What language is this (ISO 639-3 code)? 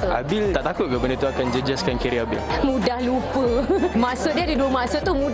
msa